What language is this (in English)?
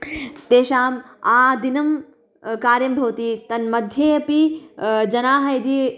Sanskrit